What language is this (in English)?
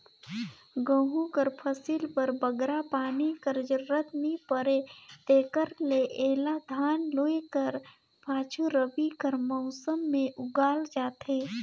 Chhattisgarhi